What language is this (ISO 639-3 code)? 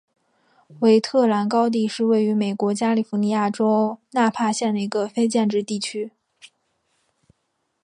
zho